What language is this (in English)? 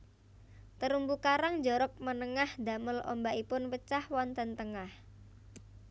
Javanese